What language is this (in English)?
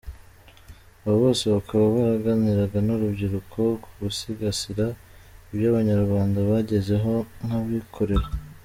Kinyarwanda